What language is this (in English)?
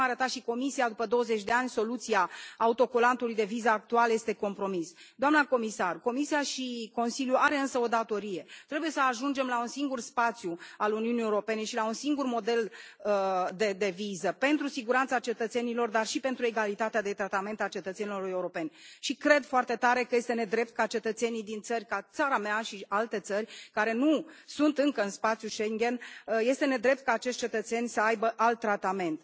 Romanian